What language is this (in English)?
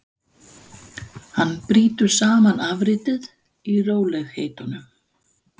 Icelandic